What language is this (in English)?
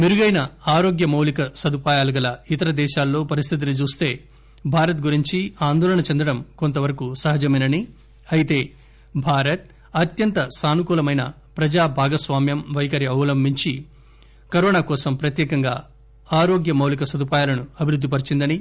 Telugu